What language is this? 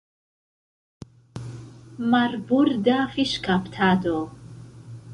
Esperanto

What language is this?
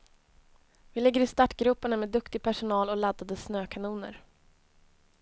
Swedish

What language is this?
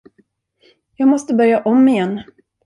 Swedish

